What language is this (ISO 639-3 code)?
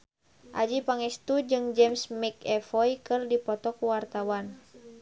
sun